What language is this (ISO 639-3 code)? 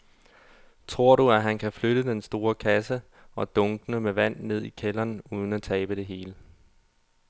dan